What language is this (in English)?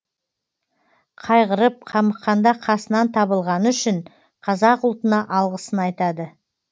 Kazakh